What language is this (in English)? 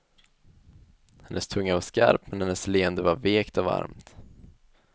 Swedish